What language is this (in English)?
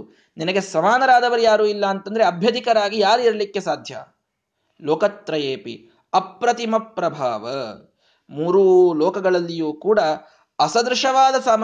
Kannada